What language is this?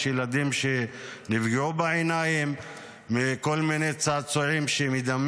Hebrew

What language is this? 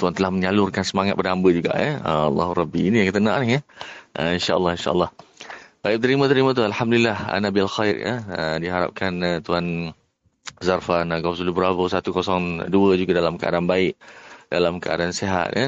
Malay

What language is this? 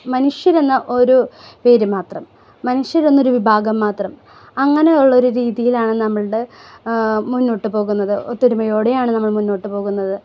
Malayalam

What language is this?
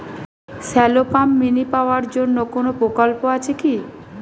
Bangla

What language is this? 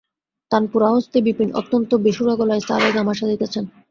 Bangla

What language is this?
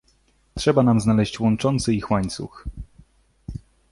Polish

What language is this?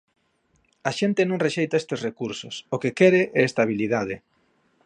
Galician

